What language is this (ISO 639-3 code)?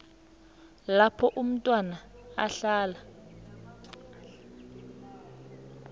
nbl